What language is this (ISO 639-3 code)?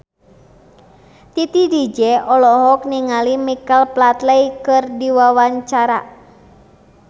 sun